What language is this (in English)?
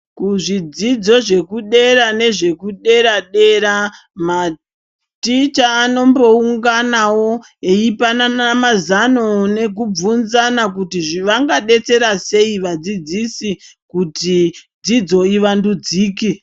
Ndau